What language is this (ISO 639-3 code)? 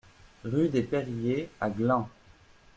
fra